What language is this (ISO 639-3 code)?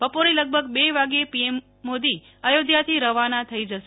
guj